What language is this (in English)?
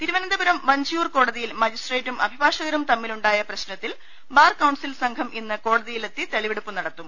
Malayalam